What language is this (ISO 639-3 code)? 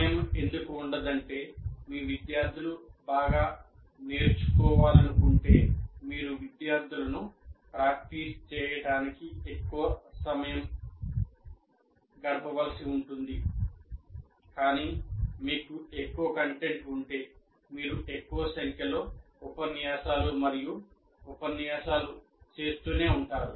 tel